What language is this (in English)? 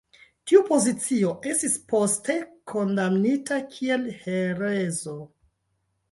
Esperanto